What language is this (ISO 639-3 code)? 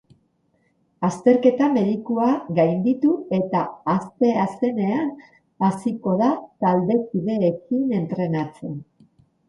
eus